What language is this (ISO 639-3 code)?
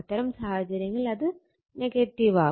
mal